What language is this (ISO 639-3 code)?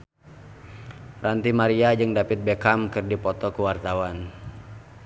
sun